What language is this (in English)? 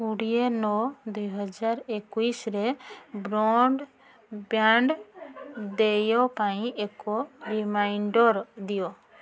Odia